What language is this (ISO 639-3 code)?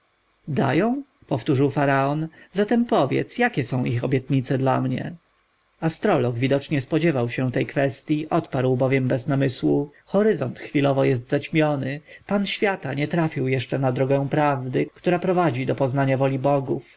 pol